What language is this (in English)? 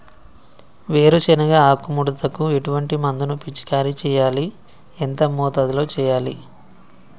Telugu